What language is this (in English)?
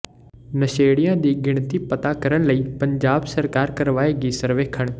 Punjabi